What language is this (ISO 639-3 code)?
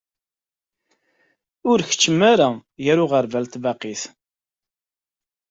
kab